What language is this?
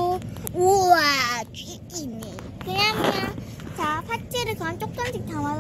Korean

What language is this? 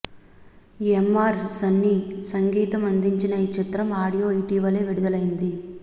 Telugu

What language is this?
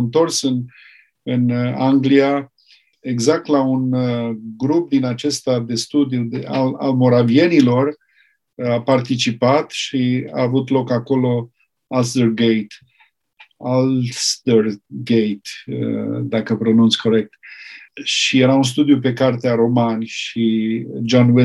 Romanian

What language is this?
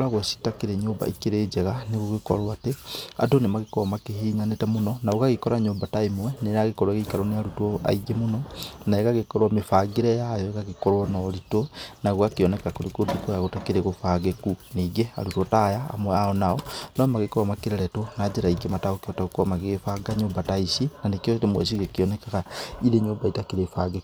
Kikuyu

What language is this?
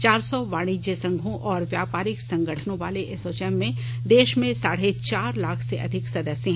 Hindi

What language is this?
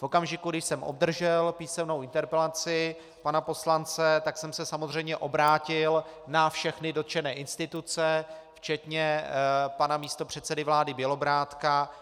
Czech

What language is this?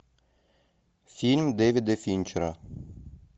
Russian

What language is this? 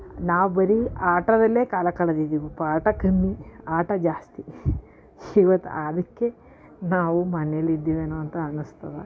Kannada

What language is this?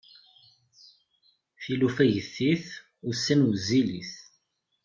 Kabyle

